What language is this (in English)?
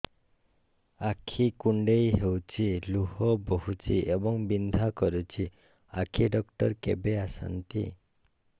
Odia